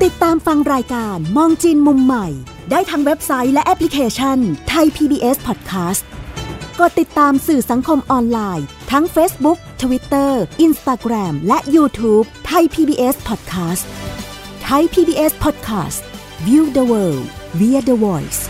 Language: Thai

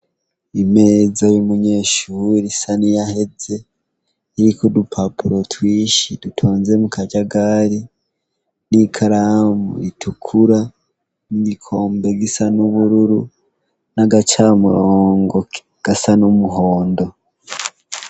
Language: Rundi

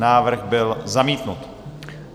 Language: Czech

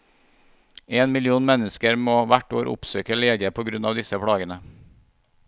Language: Norwegian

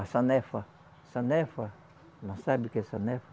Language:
Portuguese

